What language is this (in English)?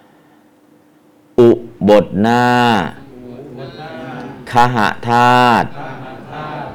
Thai